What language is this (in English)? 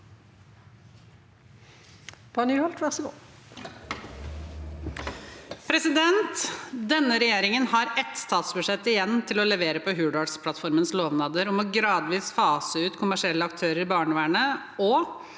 Norwegian